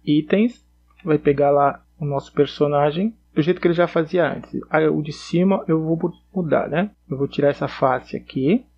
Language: Portuguese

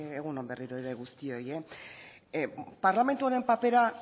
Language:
Basque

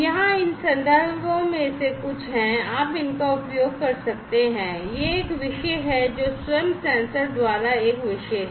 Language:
Hindi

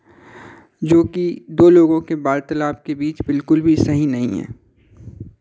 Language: Hindi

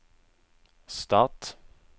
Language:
Norwegian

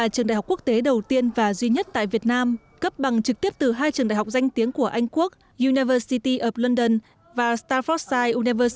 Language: Vietnamese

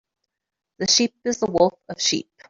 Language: English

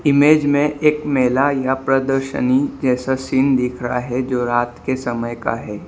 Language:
Hindi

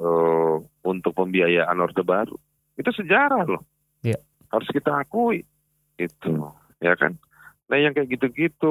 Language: Indonesian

